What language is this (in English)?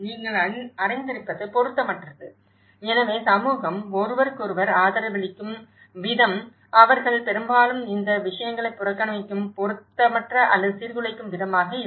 Tamil